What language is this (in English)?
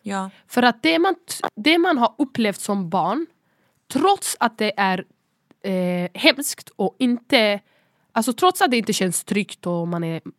Swedish